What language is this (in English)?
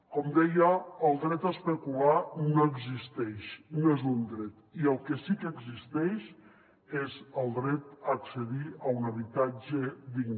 Catalan